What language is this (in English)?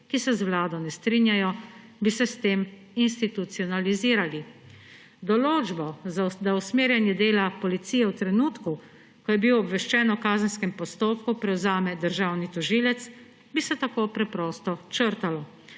Slovenian